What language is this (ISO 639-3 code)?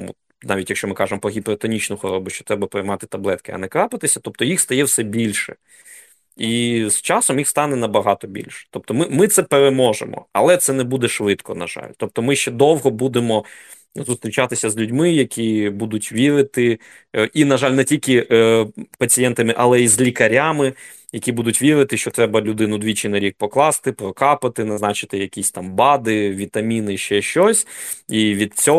ukr